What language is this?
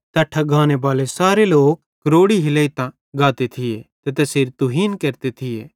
Bhadrawahi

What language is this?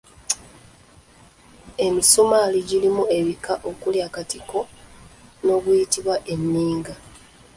Ganda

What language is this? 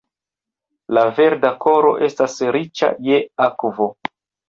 Esperanto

